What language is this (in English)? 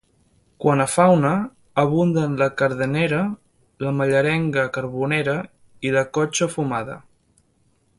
Catalan